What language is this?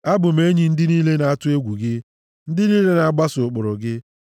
Igbo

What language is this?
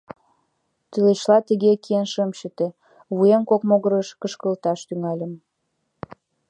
Mari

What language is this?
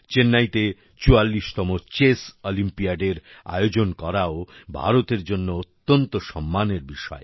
Bangla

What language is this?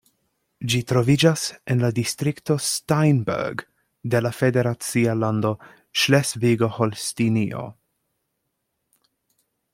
Esperanto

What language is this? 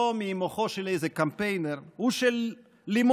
Hebrew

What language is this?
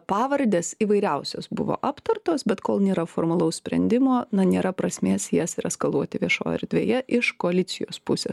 Lithuanian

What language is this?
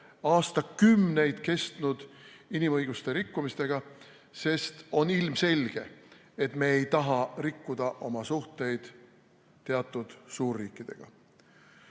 Estonian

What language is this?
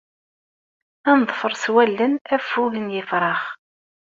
Kabyle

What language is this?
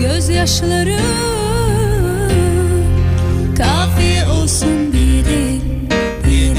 Turkish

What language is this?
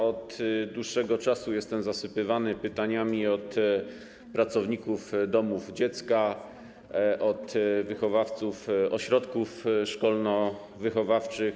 Polish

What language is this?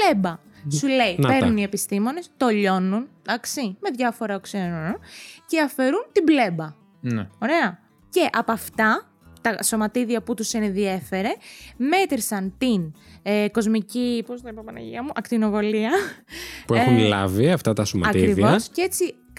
Greek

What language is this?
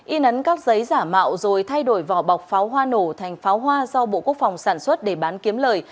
Vietnamese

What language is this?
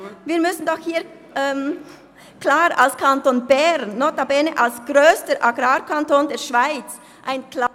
Swiss German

